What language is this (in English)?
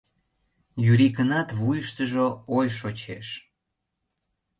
Mari